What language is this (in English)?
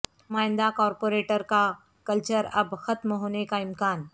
Urdu